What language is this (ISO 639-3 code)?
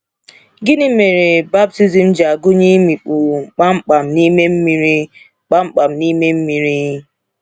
ibo